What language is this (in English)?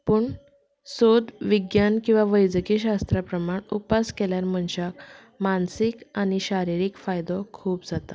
Konkani